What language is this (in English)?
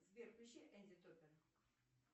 Russian